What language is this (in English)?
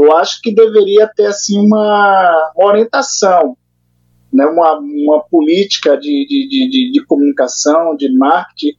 Portuguese